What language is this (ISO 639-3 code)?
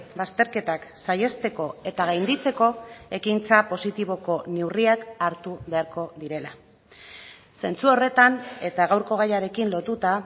eus